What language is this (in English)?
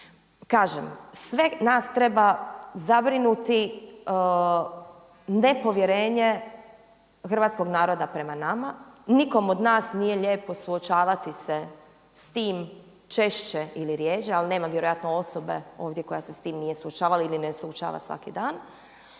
Croatian